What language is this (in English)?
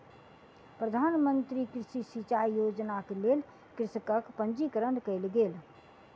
Maithili